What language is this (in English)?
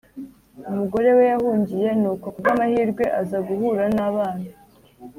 Kinyarwanda